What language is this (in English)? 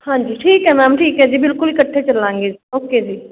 Punjabi